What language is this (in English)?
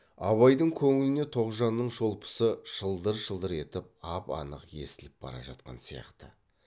Kazakh